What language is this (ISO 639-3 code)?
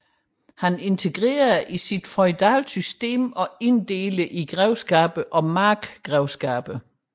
dan